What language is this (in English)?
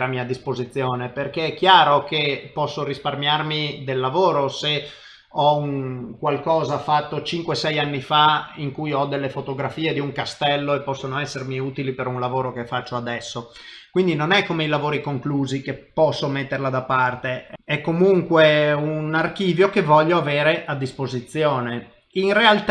Italian